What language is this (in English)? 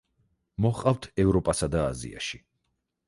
Georgian